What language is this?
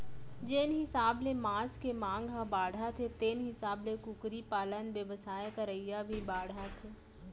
Chhattisgarhi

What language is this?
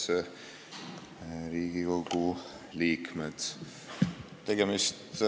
Estonian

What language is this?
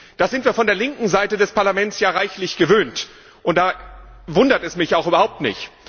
German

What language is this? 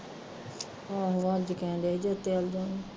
Punjabi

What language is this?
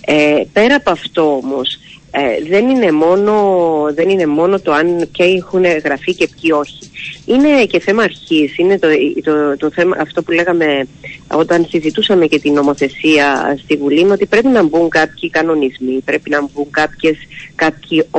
Greek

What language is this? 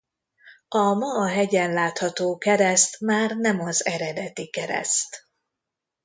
Hungarian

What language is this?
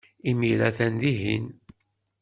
Kabyle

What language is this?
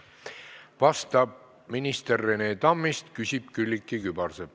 Estonian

